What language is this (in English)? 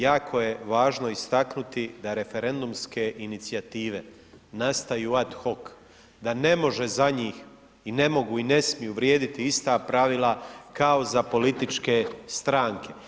Croatian